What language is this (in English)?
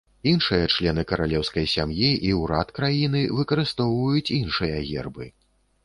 Belarusian